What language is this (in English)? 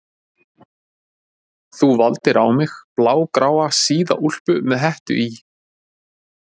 Icelandic